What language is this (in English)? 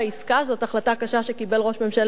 Hebrew